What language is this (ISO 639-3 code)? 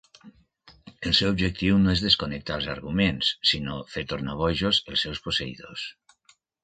cat